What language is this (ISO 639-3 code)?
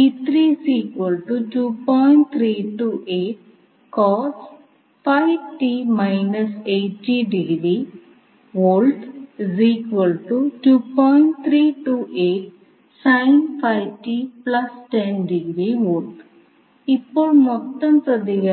mal